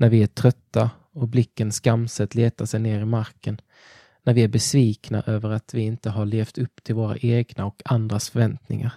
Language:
Swedish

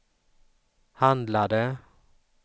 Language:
Swedish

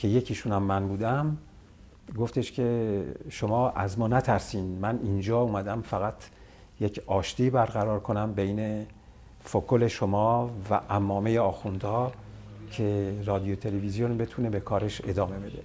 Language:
Persian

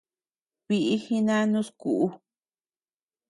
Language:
Tepeuxila Cuicatec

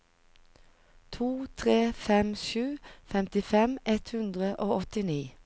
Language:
Norwegian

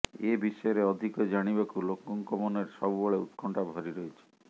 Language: Odia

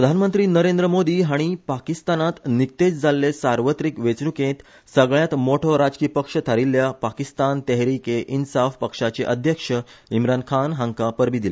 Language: Konkani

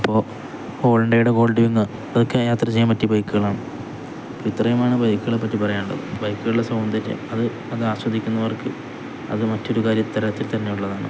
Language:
Malayalam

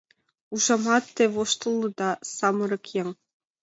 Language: Mari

